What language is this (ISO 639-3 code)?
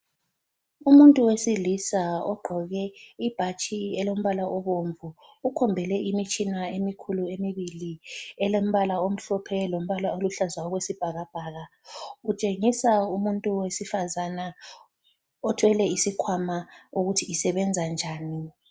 nde